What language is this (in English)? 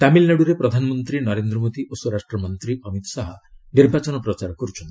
Odia